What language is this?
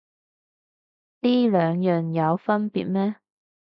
Cantonese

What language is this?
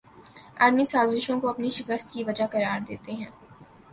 Urdu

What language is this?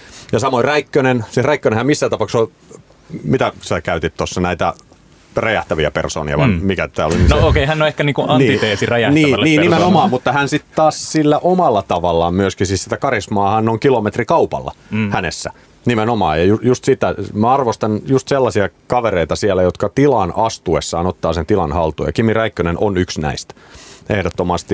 Finnish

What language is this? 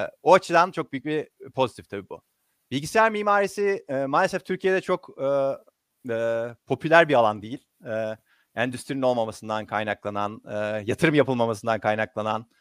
Turkish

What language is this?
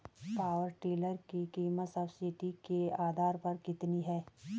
Hindi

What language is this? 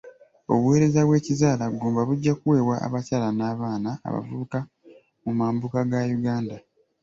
Ganda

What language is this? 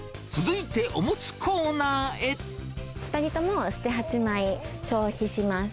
Japanese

